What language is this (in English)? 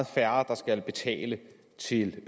Danish